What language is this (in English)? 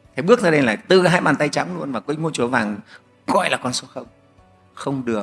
Vietnamese